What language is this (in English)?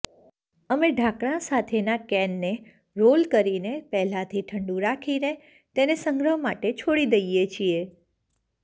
Gujarati